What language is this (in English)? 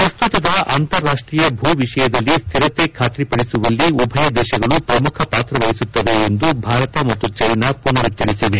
Kannada